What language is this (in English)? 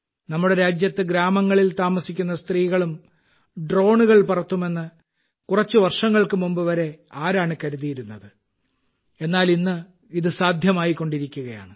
Malayalam